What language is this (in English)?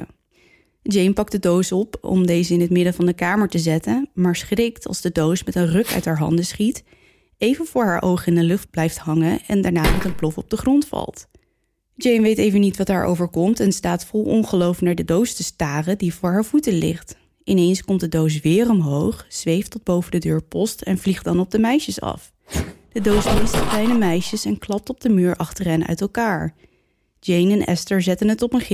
Dutch